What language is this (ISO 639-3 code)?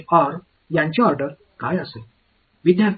tam